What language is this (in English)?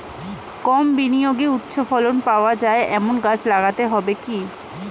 Bangla